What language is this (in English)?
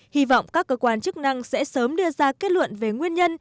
Vietnamese